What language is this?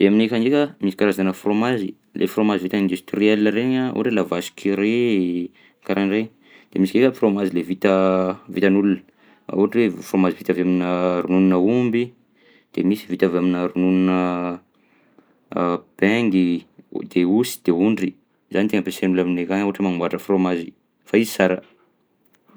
Southern Betsimisaraka Malagasy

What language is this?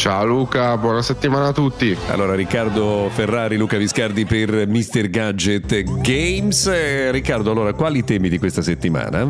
Italian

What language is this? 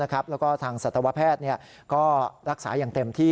Thai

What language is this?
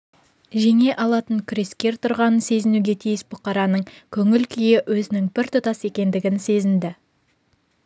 Kazakh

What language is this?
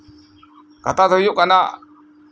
Santali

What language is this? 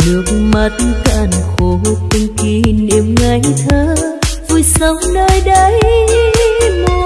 Vietnamese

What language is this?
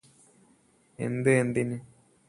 Malayalam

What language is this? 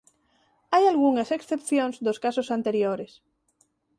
Galician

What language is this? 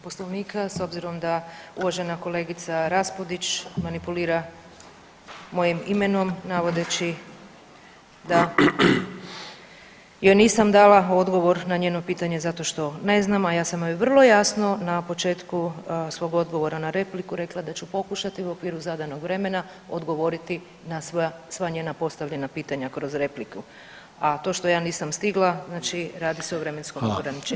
Croatian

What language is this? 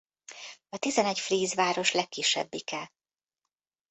Hungarian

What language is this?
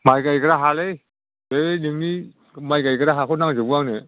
Bodo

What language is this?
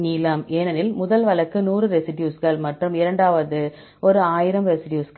Tamil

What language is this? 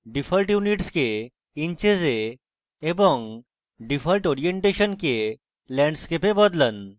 Bangla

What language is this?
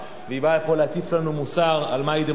Hebrew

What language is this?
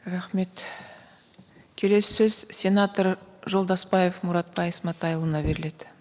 Kazakh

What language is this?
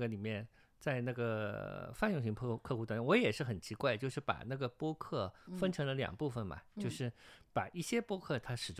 Chinese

